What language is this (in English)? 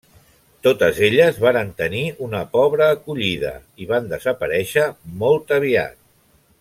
Catalan